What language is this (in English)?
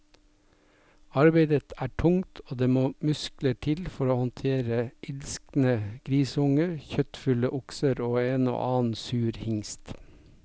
Norwegian